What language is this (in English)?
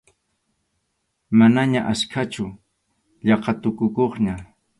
Arequipa-La Unión Quechua